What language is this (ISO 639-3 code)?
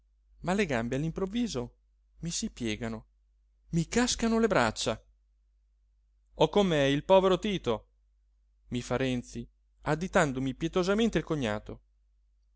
ita